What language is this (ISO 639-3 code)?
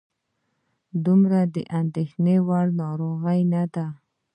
pus